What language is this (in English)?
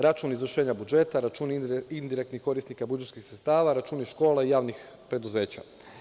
Serbian